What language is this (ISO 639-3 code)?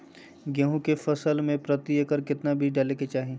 mag